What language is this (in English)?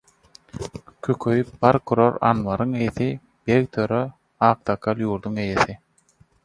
Turkmen